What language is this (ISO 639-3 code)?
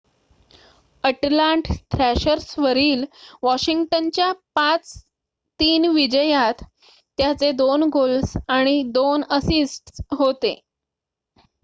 mar